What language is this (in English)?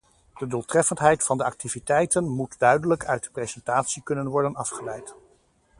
Dutch